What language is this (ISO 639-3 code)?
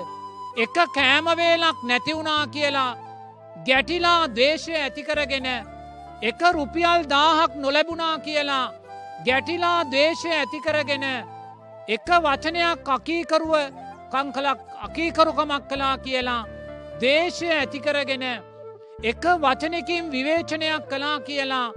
sin